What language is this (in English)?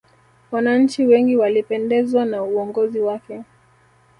Swahili